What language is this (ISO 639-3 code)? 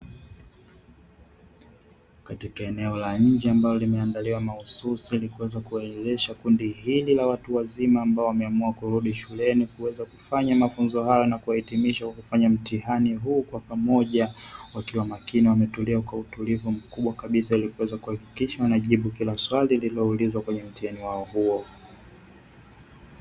swa